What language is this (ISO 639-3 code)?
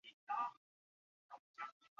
zho